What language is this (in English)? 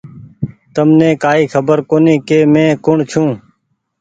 Goaria